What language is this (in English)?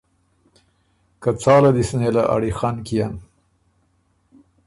Ormuri